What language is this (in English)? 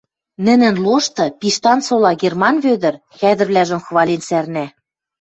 Western Mari